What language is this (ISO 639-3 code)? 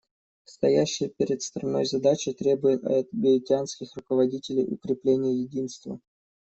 rus